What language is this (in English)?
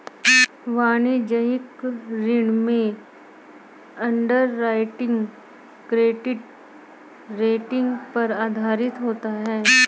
Hindi